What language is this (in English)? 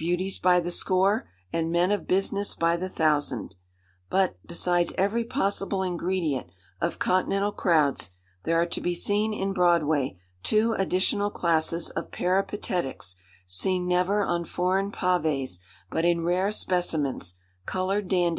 English